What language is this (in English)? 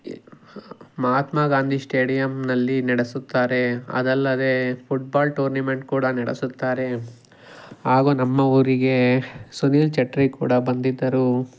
Kannada